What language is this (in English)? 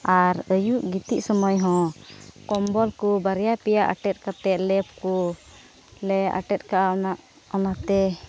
Santali